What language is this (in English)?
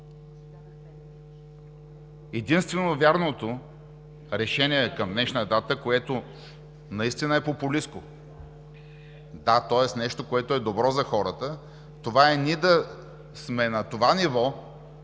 Bulgarian